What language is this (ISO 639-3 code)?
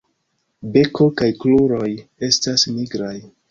epo